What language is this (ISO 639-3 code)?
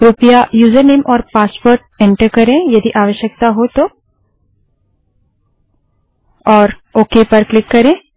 hin